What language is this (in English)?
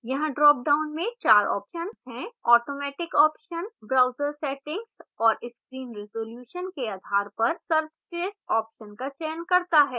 Hindi